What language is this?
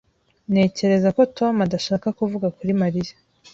Kinyarwanda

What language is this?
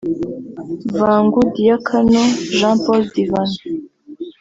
Kinyarwanda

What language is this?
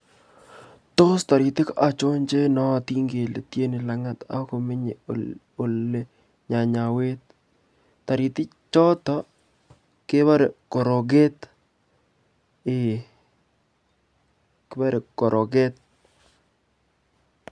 Kalenjin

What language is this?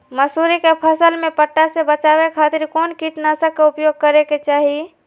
Magahi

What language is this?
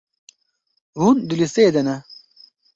Kurdish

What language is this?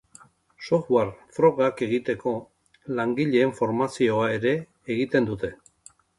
Basque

